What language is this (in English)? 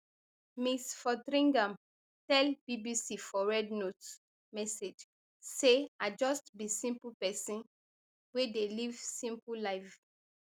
Nigerian Pidgin